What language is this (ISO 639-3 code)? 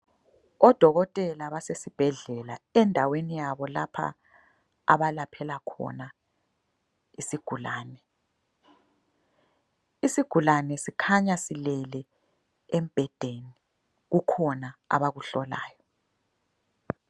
nde